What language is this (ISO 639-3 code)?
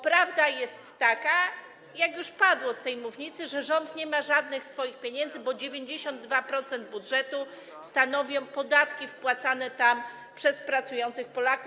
pol